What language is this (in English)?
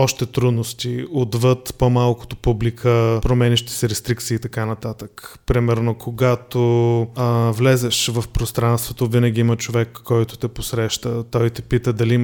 Bulgarian